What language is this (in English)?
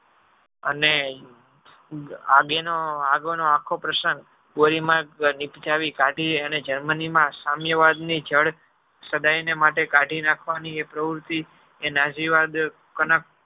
Gujarati